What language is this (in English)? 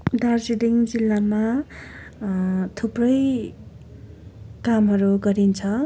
Nepali